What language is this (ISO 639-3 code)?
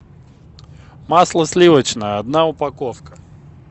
rus